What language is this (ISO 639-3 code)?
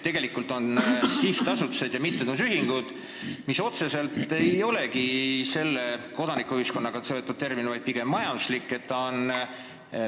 est